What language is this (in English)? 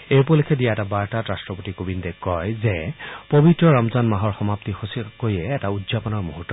Assamese